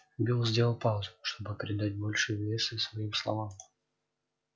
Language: Russian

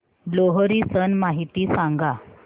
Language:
Marathi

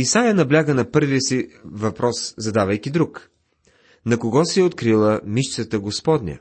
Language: Bulgarian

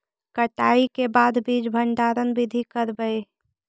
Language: Magahi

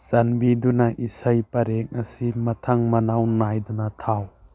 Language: Manipuri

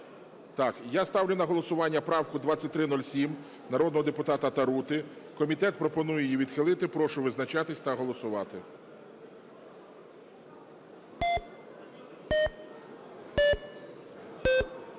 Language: Ukrainian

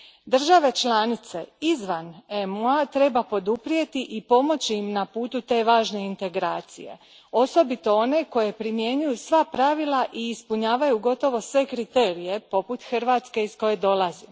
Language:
Croatian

